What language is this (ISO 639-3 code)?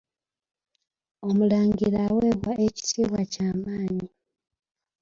lug